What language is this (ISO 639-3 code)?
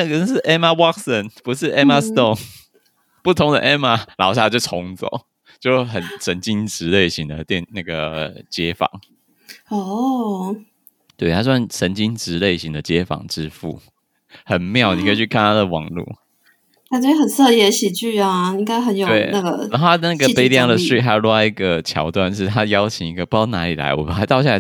zho